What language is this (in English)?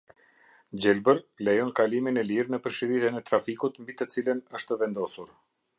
Albanian